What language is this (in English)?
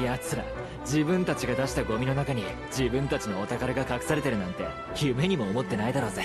Japanese